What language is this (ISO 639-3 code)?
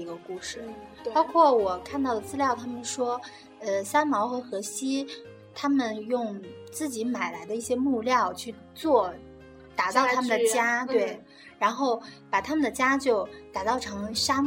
zho